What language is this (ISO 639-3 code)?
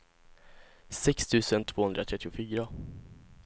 swe